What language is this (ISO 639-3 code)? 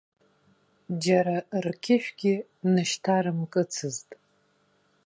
abk